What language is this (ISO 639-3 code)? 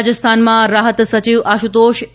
guj